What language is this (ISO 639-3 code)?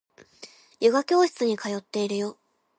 jpn